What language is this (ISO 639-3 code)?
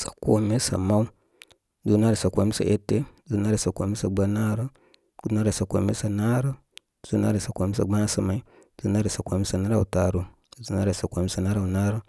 kmy